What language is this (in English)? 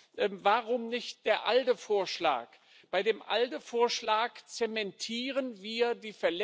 German